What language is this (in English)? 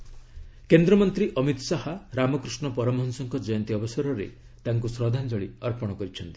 Odia